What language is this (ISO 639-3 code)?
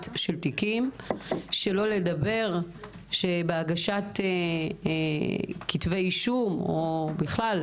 heb